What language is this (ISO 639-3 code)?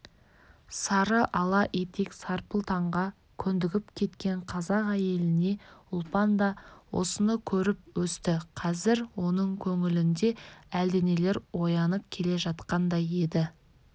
kaz